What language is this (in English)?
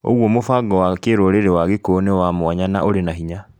Kikuyu